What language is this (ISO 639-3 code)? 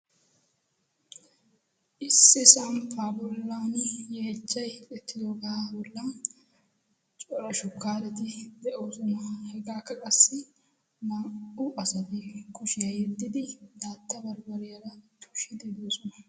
wal